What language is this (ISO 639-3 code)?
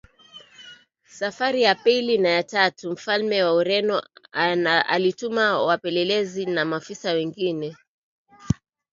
swa